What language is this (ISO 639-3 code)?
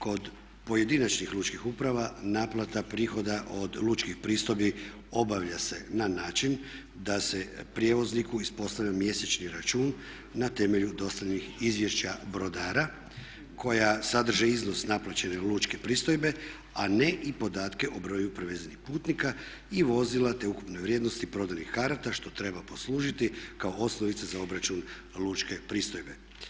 hrv